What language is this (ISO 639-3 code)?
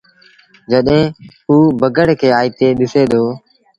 sbn